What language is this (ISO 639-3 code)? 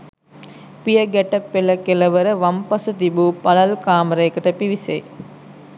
sin